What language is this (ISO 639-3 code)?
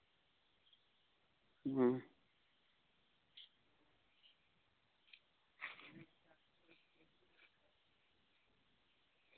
sat